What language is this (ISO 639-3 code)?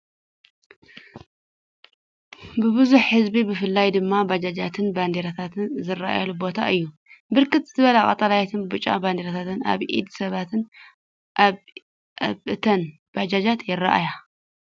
tir